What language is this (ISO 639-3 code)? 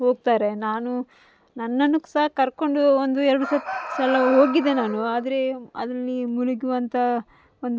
kan